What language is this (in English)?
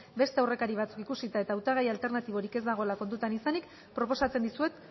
Basque